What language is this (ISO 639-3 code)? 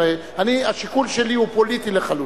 heb